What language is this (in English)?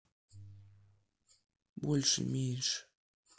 Russian